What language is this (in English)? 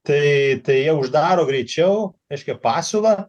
Lithuanian